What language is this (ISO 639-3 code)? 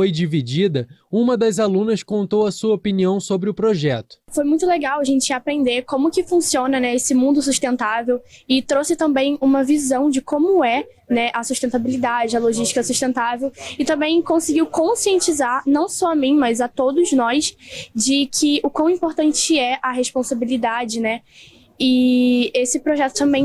por